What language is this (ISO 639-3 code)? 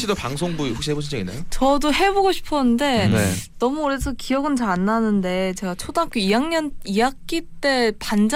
kor